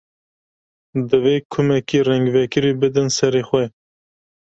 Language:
Kurdish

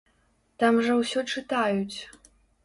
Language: Belarusian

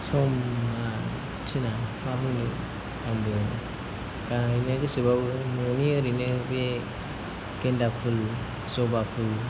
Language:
Bodo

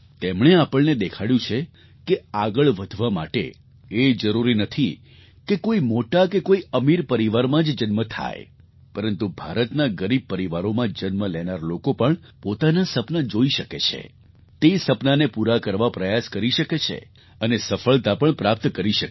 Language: Gujarati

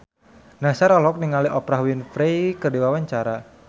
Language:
Sundanese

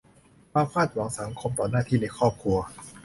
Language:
Thai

